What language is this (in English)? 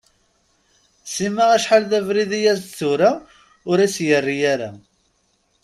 Kabyle